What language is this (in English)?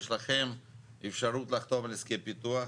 Hebrew